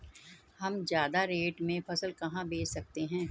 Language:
Hindi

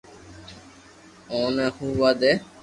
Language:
Loarki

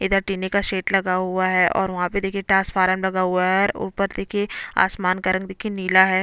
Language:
Hindi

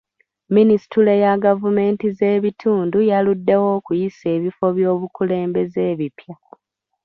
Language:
Ganda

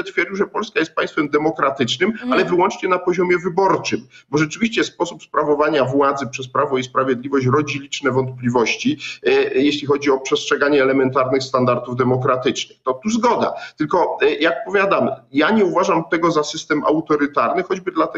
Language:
Polish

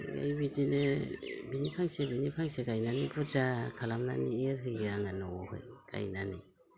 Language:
Bodo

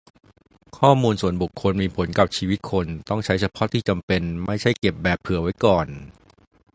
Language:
Thai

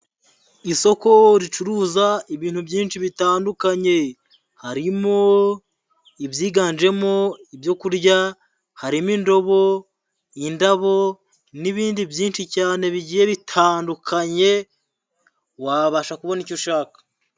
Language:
Kinyarwanda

